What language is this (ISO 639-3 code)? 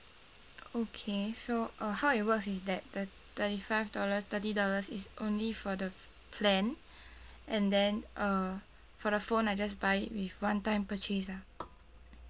eng